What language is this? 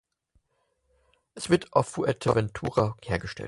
German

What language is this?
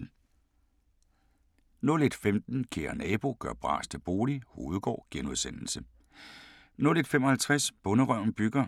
Danish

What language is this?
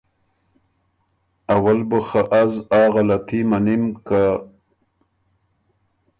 Ormuri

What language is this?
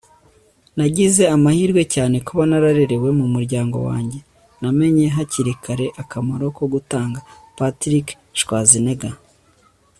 Kinyarwanda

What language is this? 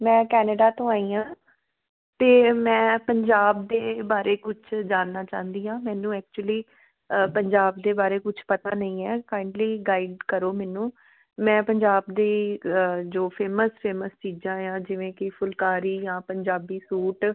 Punjabi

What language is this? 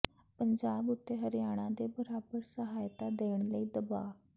Punjabi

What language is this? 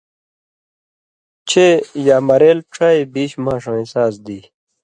Indus Kohistani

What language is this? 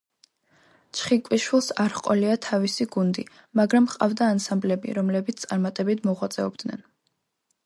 Georgian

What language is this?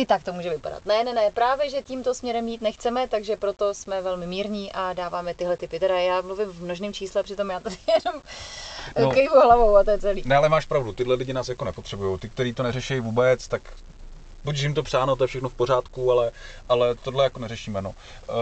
Czech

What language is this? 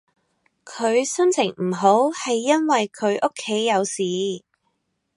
Cantonese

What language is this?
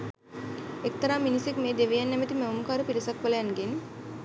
Sinhala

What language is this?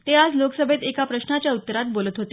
Marathi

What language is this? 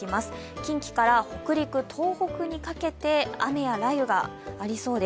Japanese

